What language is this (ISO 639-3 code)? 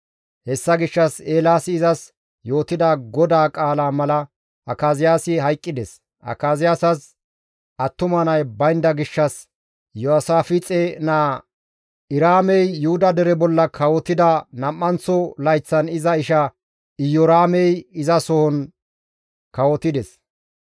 gmv